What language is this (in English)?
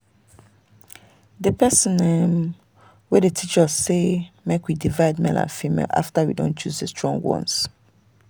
Nigerian Pidgin